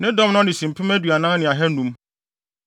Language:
Akan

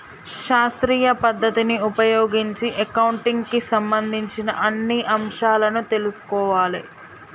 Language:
Telugu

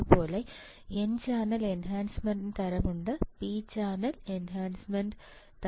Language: Malayalam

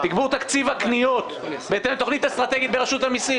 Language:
Hebrew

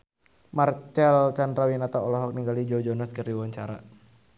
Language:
Sundanese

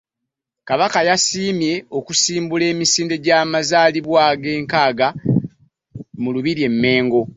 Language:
Ganda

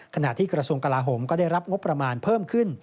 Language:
Thai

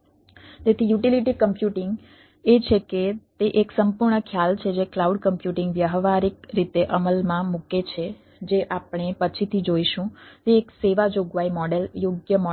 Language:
Gujarati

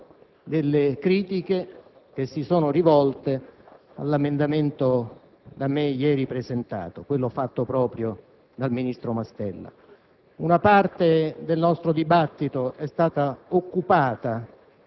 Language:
Italian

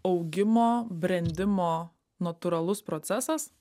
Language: Lithuanian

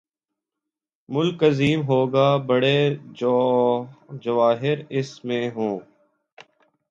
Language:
Urdu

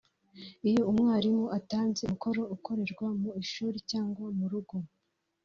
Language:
Kinyarwanda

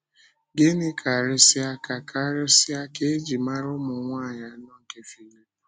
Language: Igbo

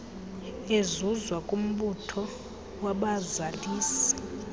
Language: Xhosa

